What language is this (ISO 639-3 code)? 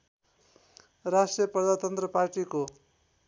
nep